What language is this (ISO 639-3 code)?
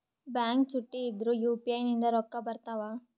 kan